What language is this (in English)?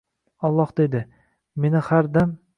Uzbek